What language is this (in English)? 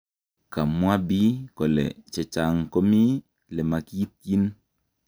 Kalenjin